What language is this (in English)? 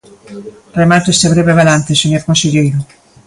Galician